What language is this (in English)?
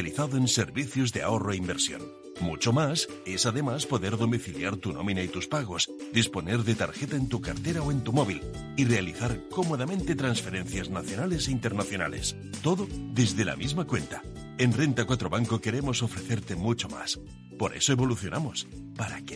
Spanish